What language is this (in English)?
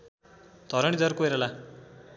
Nepali